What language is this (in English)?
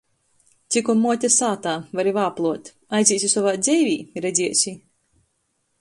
Latgalian